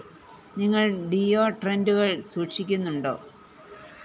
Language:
Malayalam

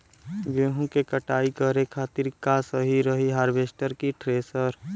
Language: Bhojpuri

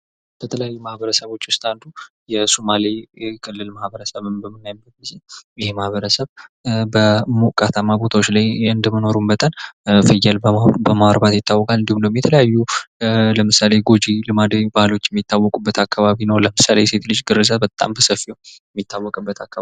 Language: Amharic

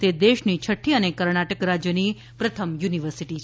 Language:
Gujarati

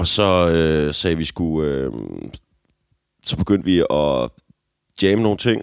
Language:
Danish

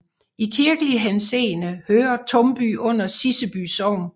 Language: Danish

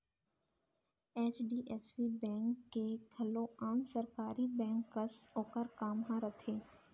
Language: Chhattisgarhi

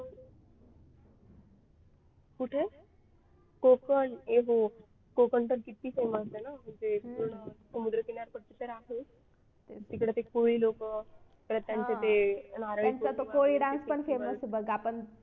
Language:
Marathi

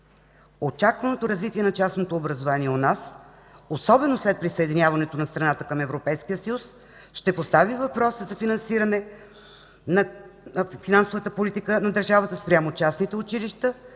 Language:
Bulgarian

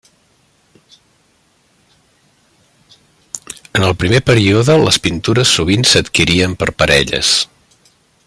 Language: Catalan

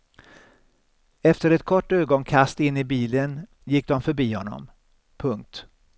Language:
Swedish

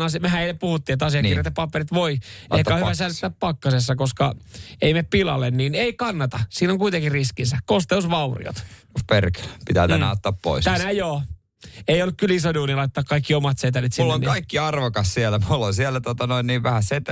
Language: Finnish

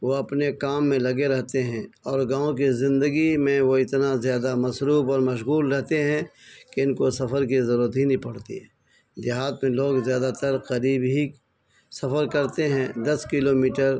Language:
Urdu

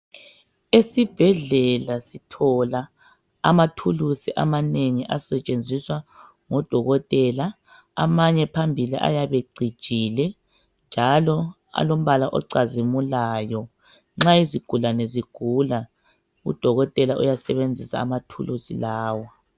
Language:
North Ndebele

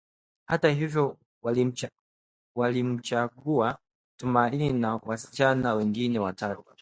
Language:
Swahili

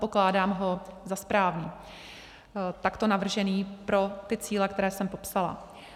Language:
Czech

